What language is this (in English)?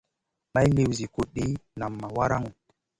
Masana